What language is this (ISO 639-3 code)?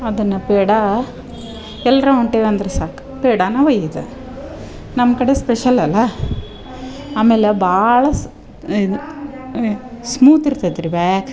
kan